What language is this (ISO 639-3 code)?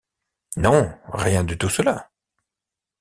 fra